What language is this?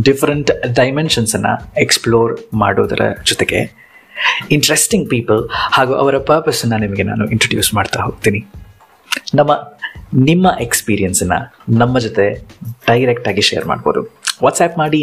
Kannada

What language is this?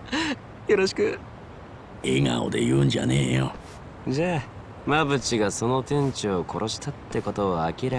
Japanese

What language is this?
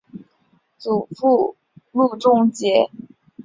Chinese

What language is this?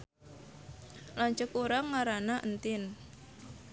Sundanese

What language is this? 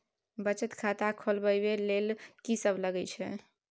Maithili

